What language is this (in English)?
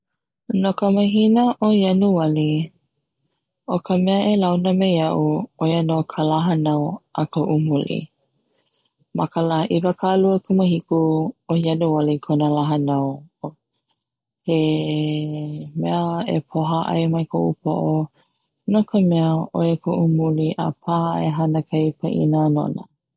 Hawaiian